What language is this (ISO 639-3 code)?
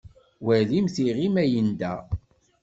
kab